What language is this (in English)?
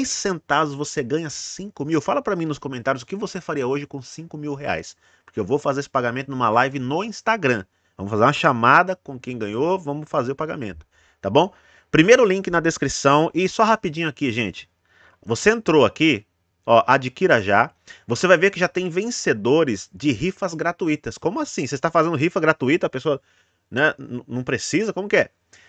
Portuguese